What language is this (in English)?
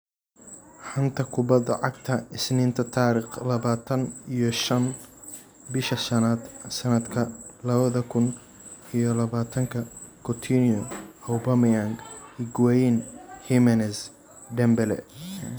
Somali